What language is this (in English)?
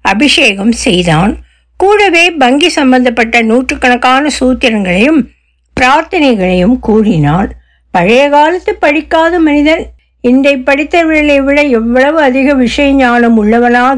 Tamil